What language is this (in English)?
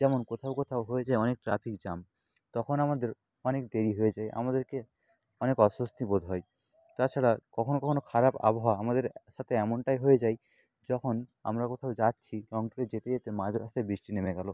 Bangla